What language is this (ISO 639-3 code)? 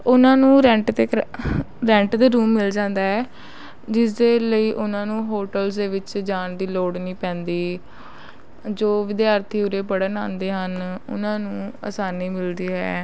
pan